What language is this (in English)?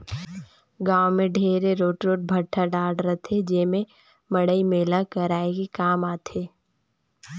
Chhattisgarhi